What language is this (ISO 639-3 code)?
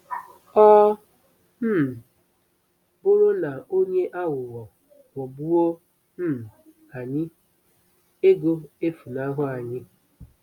ibo